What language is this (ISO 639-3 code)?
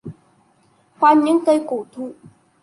vie